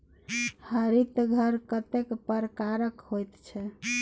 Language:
Maithili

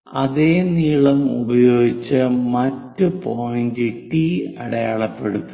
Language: Malayalam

